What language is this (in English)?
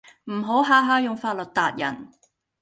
Cantonese